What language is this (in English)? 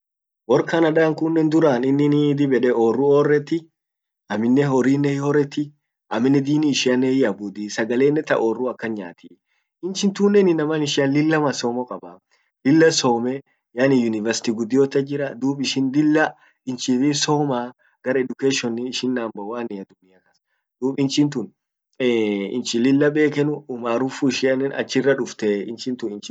Orma